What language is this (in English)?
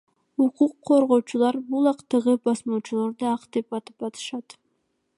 Kyrgyz